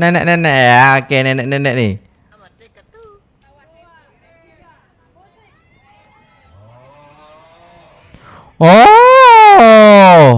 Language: Indonesian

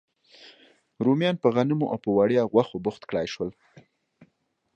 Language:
Pashto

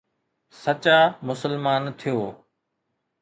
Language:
Sindhi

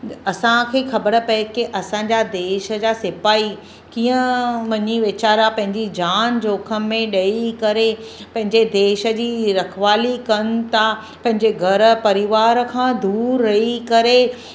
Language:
Sindhi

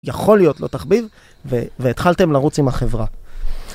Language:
Hebrew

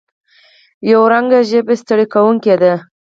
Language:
Pashto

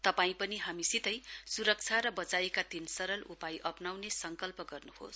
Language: Nepali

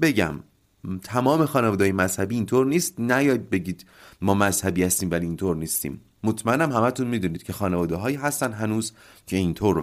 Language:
Persian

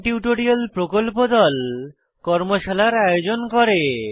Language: Bangla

